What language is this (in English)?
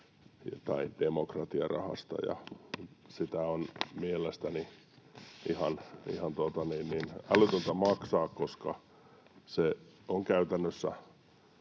Finnish